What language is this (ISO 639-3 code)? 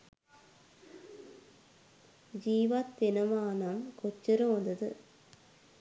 sin